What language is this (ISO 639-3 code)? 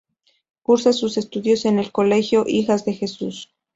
spa